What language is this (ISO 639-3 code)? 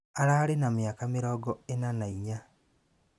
kik